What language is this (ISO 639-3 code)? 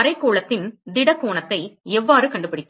tam